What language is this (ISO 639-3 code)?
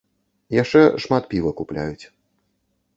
bel